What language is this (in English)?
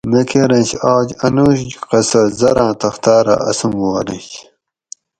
Gawri